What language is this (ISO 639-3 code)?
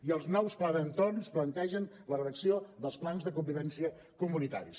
cat